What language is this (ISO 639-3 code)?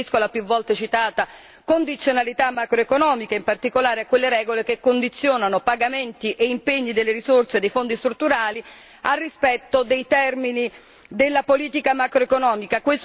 ita